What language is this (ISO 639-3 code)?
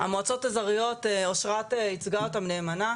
heb